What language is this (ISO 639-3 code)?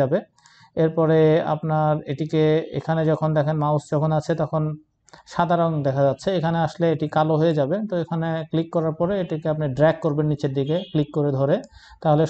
hin